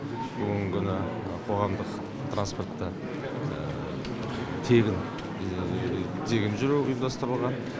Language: Kazakh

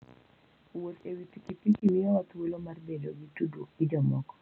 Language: Luo (Kenya and Tanzania)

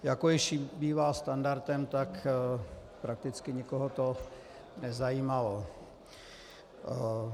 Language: Czech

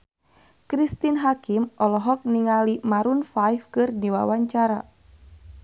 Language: Sundanese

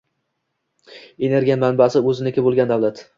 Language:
Uzbek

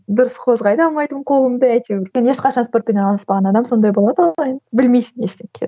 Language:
Kazakh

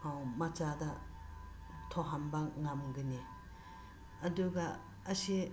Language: Manipuri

